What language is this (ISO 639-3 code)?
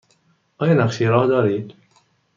fas